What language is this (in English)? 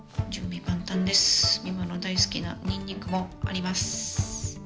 Japanese